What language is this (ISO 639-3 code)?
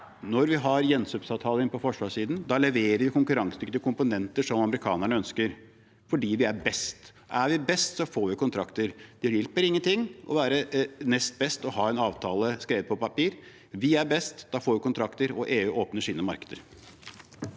nor